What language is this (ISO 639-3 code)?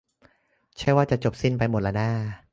tha